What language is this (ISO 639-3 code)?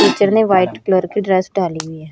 hin